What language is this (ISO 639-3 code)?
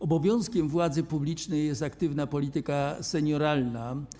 pol